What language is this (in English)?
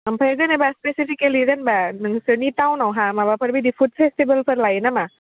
Bodo